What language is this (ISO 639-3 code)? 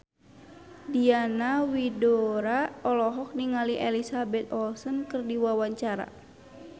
sun